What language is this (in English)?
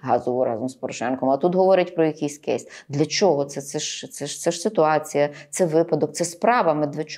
Ukrainian